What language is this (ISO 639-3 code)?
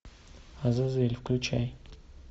rus